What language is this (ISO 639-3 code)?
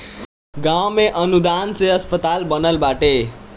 bho